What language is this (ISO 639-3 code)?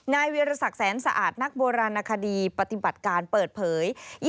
tha